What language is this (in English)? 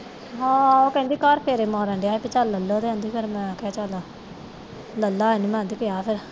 Punjabi